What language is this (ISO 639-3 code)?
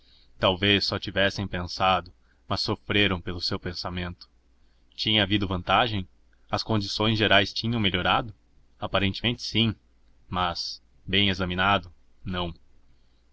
por